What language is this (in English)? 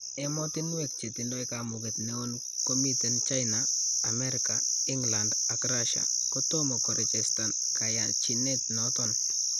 Kalenjin